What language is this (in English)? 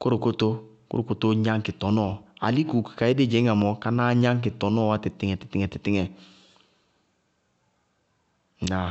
Bago-Kusuntu